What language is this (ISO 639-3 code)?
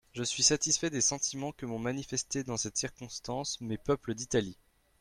fra